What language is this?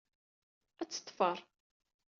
Kabyle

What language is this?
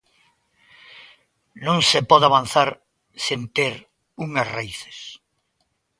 Galician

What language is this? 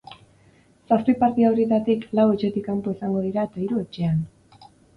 Basque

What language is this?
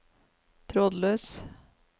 Norwegian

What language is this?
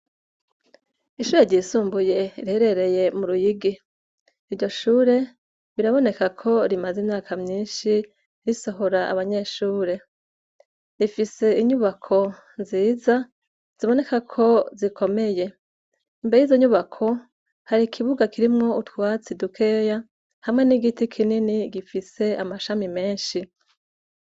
Rundi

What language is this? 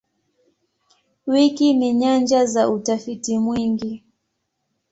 Swahili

